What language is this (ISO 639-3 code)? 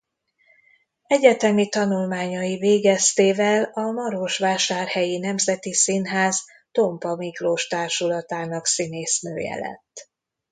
hun